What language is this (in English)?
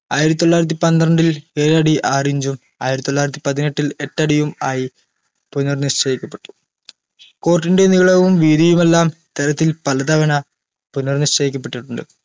Malayalam